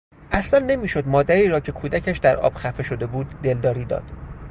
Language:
Persian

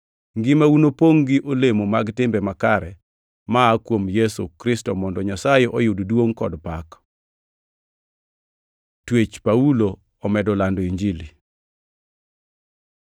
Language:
Luo (Kenya and Tanzania)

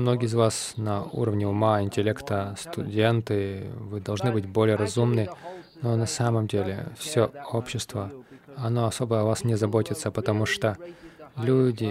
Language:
Russian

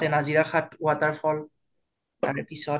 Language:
Assamese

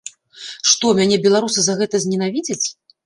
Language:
Belarusian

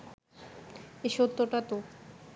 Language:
Bangla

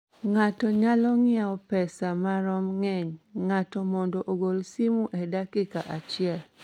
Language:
Luo (Kenya and Tanzania)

